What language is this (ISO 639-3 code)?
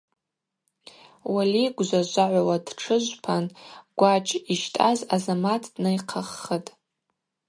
abq